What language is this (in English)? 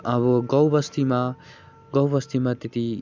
Nepali